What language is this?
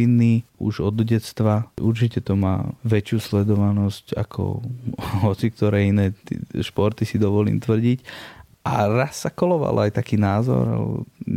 Slovak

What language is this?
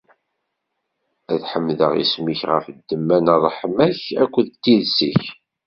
Kabyle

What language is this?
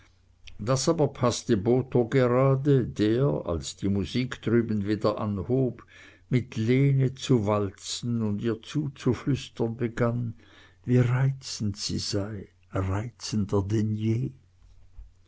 German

